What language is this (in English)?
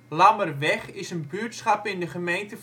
Dutch